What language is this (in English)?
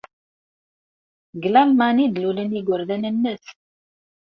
Kabyle